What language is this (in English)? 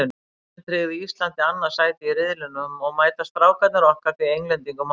Icelandic